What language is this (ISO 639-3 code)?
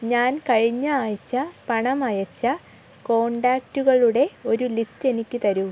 mal